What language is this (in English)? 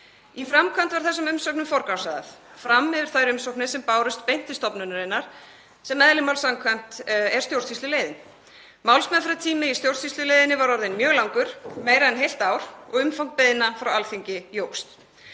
Icelandic